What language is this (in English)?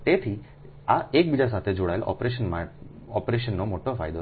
Gujarati